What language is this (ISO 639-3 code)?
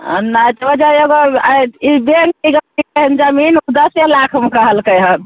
mai